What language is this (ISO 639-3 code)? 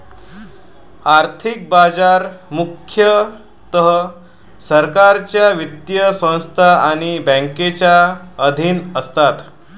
mar